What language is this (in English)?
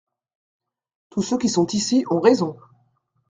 French